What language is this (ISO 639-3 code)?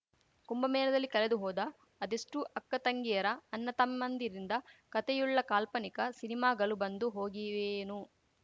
kan